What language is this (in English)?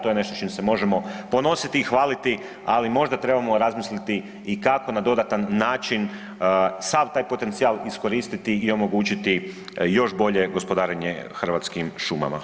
Croatian